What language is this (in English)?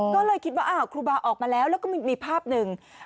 Thai